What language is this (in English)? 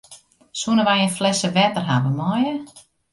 Western Frisian